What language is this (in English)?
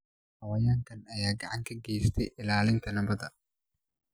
Somali